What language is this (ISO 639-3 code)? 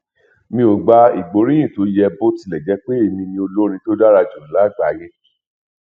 yor